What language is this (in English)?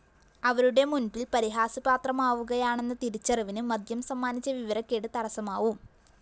Malayalam